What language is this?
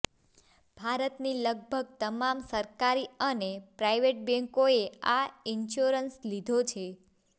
Gujarati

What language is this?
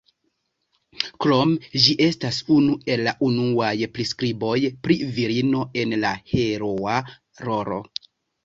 Esperanto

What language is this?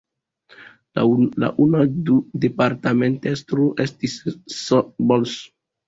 Esperanto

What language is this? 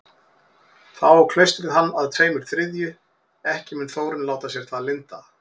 Icelandic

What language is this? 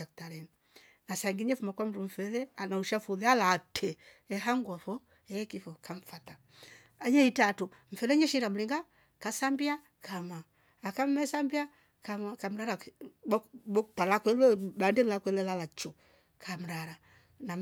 Rombo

